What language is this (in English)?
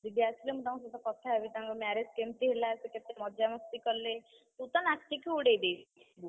Odia